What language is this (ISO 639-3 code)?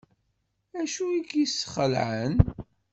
kab